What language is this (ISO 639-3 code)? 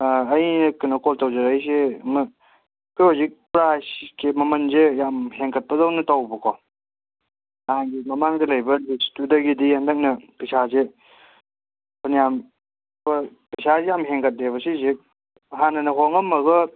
mni